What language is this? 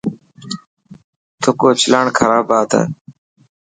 Dhatki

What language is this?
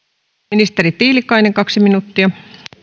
Finnish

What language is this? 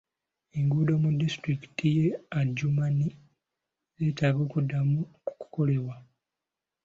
Ganda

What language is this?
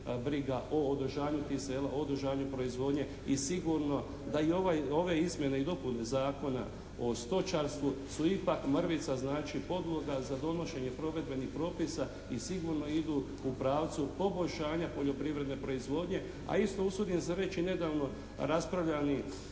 Croatian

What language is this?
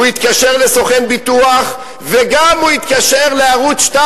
Hebrew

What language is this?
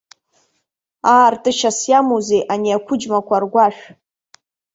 Abkhazian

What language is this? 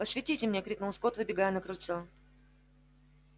Russian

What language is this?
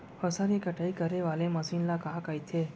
Chhattisgarhi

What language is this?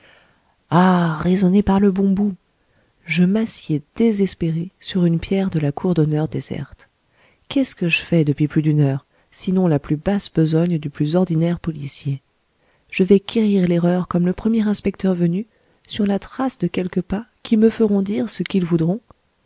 French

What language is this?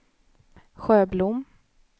Swedish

